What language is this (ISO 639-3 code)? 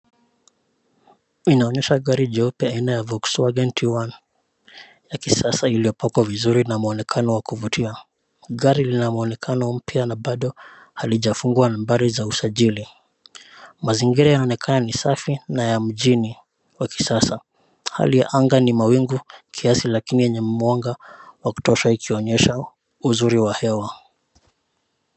swa